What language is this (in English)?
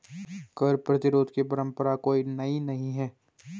Hindi